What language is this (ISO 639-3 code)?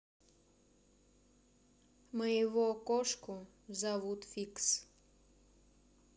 rus